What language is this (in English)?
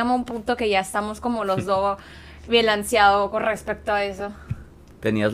Spanish